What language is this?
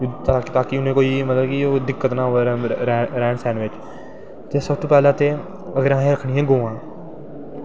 Dogri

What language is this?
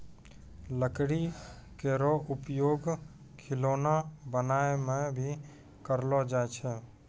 Maithili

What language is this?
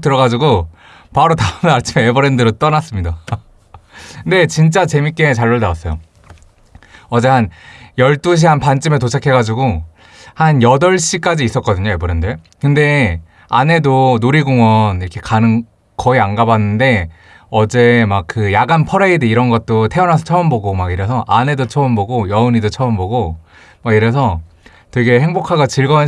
Korean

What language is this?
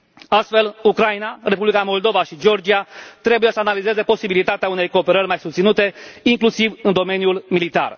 Romanian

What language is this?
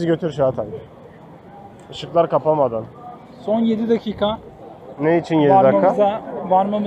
Turkish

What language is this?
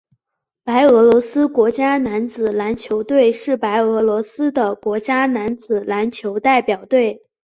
Chinese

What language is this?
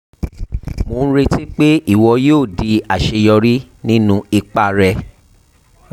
Yoruba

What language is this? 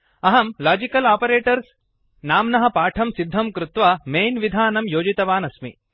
Sanskrit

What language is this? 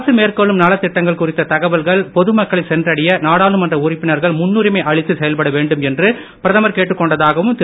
Tamil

